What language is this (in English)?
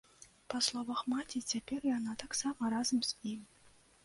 Belarusian